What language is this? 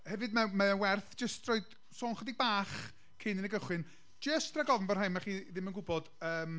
Welsh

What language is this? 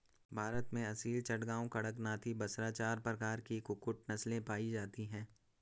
Hindi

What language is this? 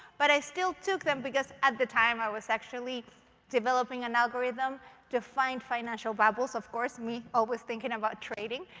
English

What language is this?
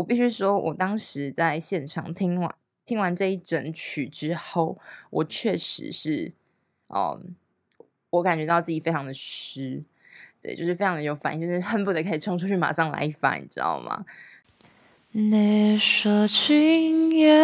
Chinese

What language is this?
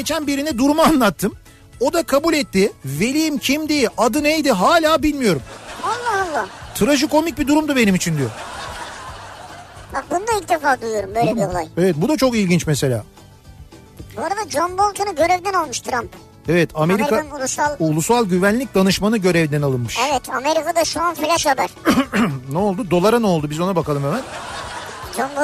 Turkish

